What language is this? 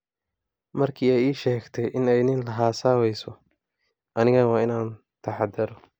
Somali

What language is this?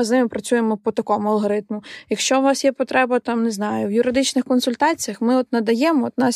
Ukrainian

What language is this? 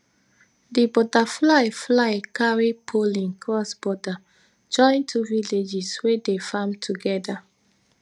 Nigerian Pidgin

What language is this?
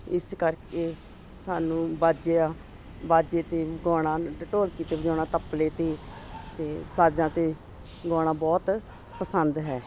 Punjabi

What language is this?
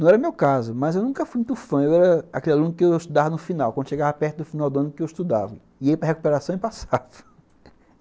Portuguese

